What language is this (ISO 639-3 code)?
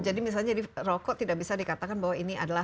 ind